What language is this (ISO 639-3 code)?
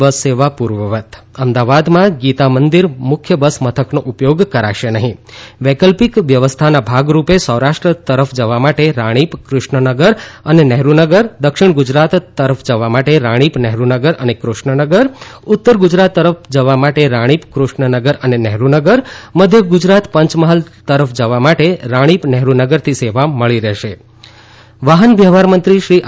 guj